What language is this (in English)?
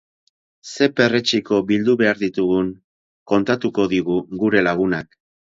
Basque